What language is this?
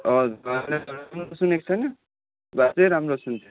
Nepali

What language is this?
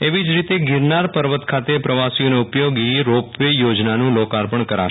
Gujarati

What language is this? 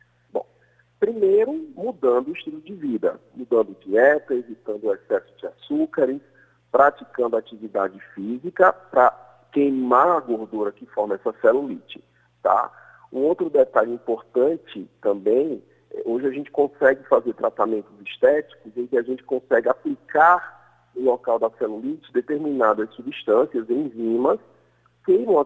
Portuguese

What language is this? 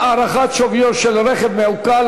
Hebrew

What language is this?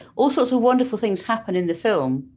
English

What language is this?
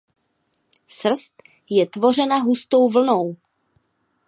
Czech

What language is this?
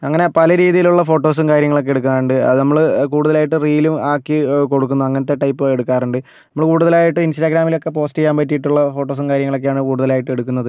Malayalam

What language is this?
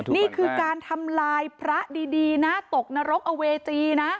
Thai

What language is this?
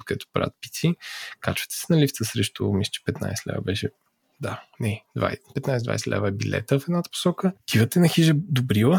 Bulgarian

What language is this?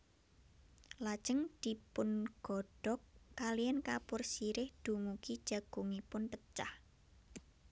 Javanese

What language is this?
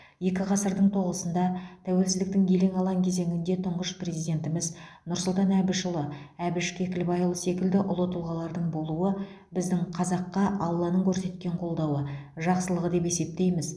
Kazakh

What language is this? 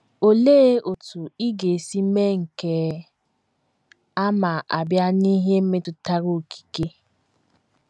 Igbo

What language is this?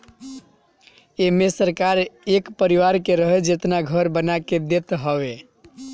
Bhojpuri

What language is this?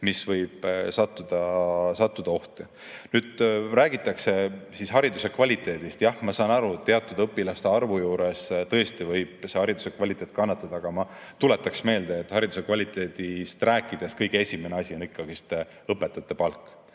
Estonian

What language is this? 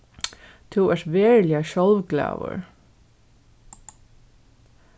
Faroese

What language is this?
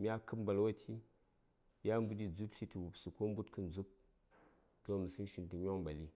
Saya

